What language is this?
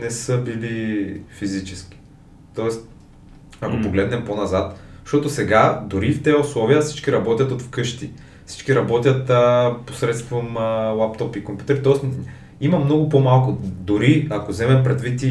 Bulgarian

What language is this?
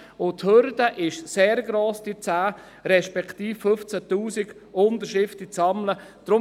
Swiss German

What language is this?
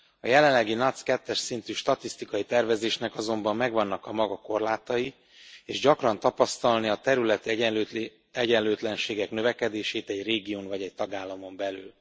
Hungarian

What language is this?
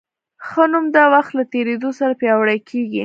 Pashto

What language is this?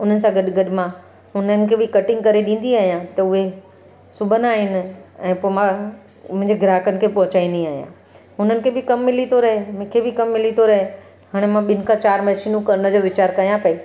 Sindhi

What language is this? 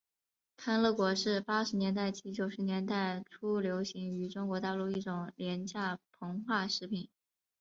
Chinese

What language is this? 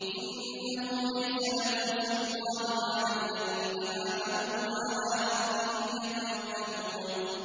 Arabic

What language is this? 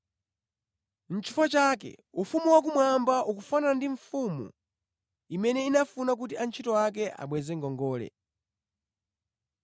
Nyanja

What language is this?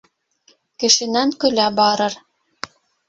Bashkir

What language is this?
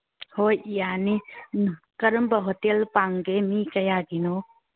Manipuri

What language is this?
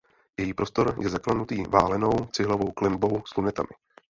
Czech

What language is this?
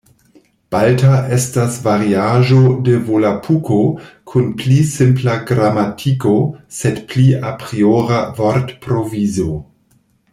Esperanto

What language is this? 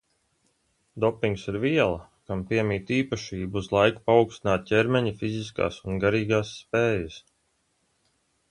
Latvian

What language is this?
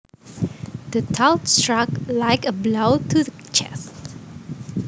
Javanese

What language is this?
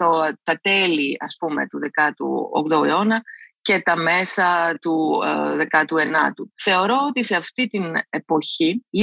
Greek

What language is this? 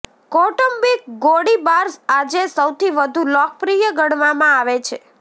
Gujarati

